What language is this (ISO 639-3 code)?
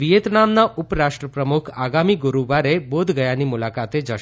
guj